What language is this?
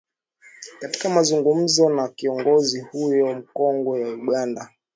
Swahili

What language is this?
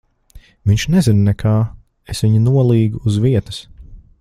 Latvian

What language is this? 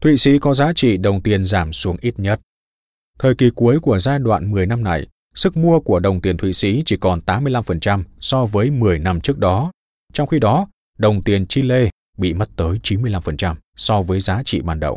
Vietnamese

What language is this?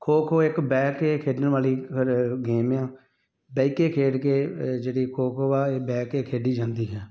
Punjabi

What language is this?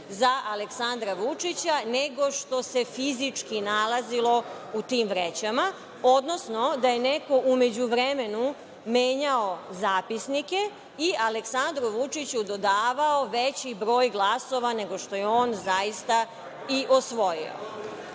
Serbian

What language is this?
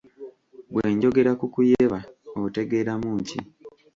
Ganda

